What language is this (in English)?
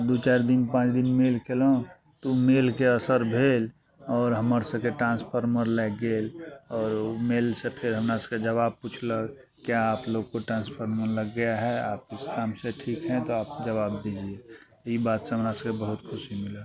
Maithili